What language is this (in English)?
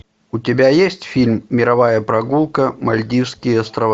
Russian